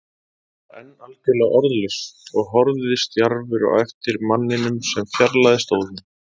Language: Icelandic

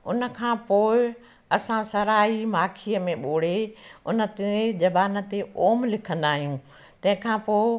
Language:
Sindhi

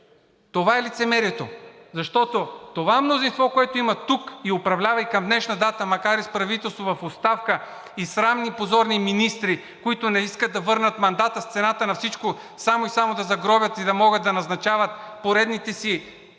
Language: Bulgarian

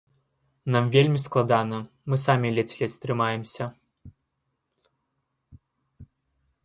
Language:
Belarusian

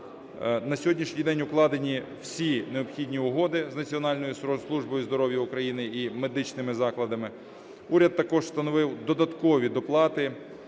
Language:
Ukrainian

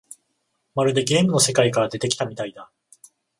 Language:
Japanese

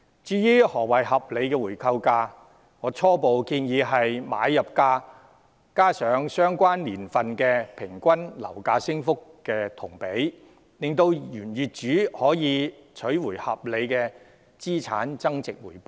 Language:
Cantonese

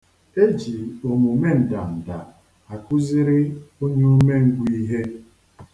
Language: Igbo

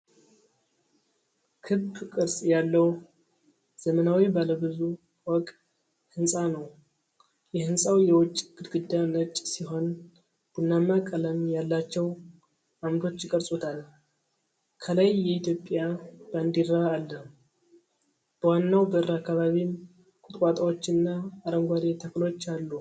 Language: Amharic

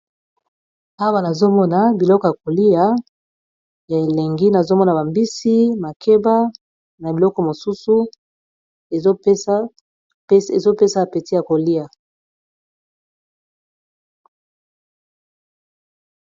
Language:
Lingala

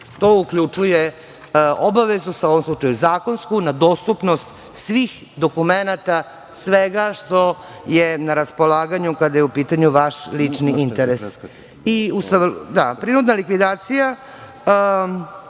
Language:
Serbian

